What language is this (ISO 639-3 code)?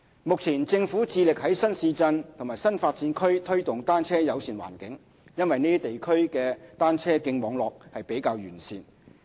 yue